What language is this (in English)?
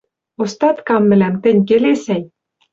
Western Mari